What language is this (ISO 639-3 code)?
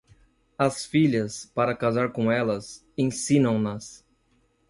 por